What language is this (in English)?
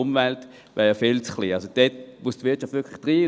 Swiss German